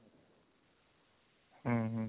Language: Odia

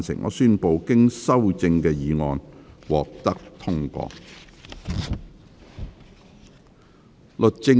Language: Cantonese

